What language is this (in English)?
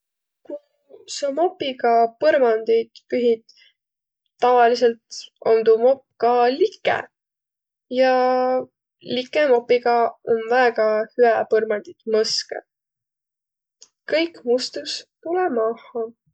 Võro